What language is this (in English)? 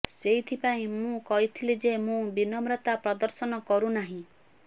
Odia